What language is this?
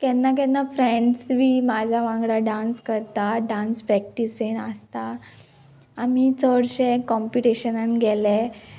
Konkani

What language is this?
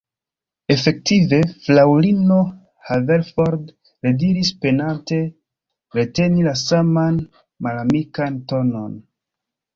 Esperanto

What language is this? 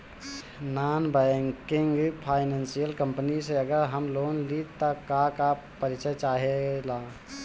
Bhojpuri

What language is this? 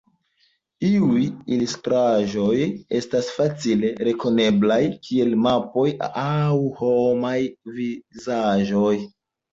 Esperanto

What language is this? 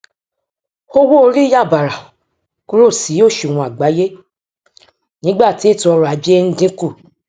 Yoruba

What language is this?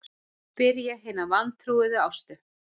Icelandic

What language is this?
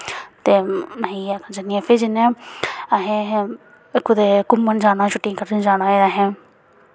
Dogri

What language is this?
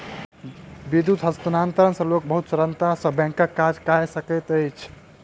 Maithili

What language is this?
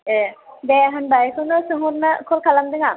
Bodo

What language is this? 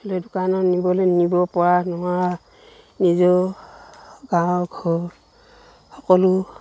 Assamese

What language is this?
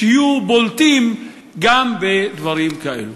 Hebrew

